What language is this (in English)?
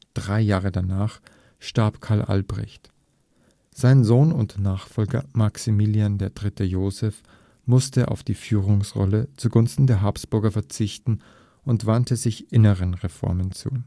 German